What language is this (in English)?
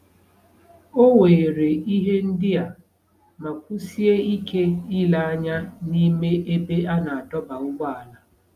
Igbo